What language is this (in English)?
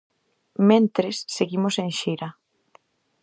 Galician